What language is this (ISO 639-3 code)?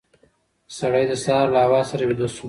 pus